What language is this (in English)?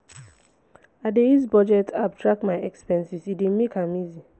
Nigerian Pidgin